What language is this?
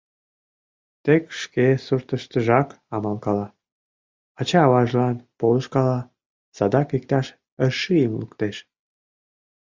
Mari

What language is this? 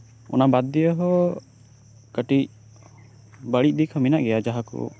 Santali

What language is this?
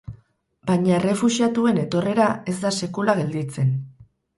Basque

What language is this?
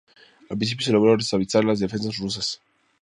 Spanish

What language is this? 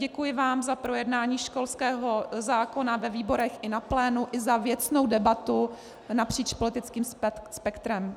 Czech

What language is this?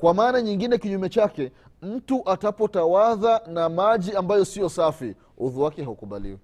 Swahili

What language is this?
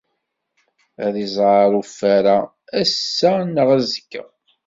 Kabyle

